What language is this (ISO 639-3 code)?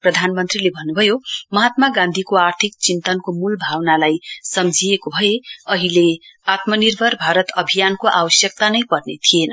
nep